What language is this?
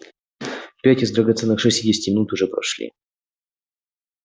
Russian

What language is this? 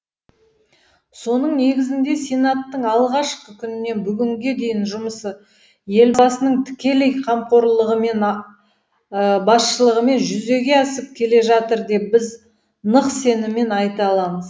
Kazakh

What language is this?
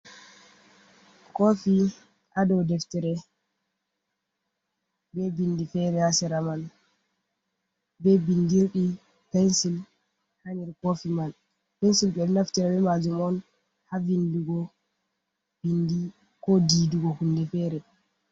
Fula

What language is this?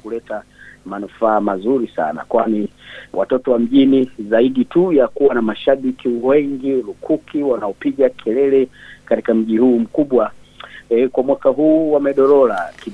Swahili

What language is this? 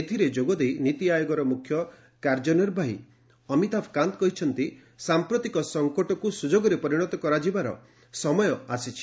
Odia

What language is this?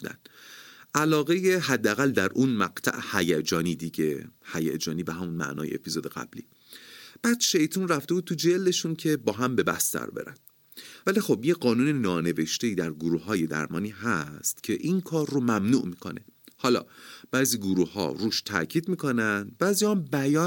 Persian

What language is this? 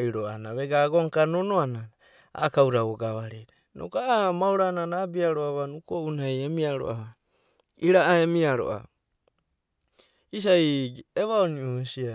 Abadi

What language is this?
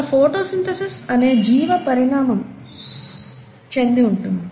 Telugu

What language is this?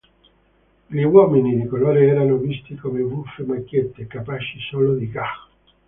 Italian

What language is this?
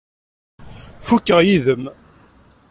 Kabyle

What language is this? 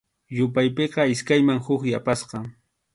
Arequipa-La Unión Quechua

